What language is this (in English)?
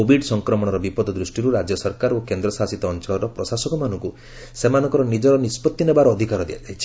Odia